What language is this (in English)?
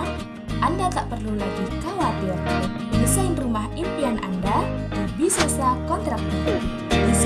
Indonesian